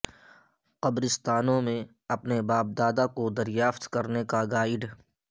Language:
Urdu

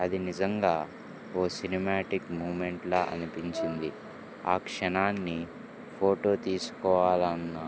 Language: Telugu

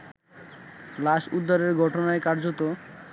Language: Bangla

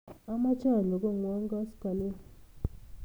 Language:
Kalenjin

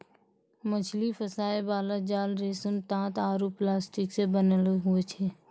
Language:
Maithili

